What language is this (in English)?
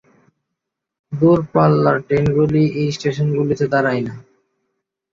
Bangla